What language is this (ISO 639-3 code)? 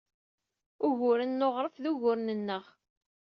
kab